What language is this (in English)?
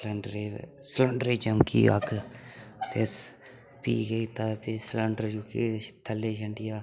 Dogri